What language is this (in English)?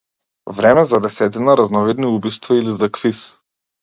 Macedonian